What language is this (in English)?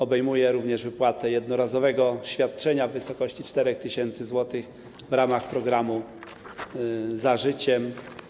Polish